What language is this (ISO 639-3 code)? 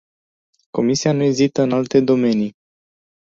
ron